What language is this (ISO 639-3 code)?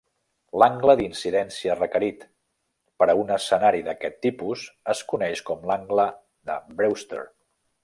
cat